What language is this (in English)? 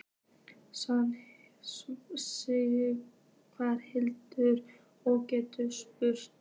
Icelandic